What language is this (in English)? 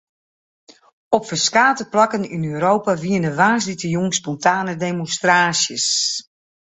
Western Frisian